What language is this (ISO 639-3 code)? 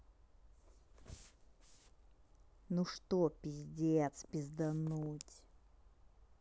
rus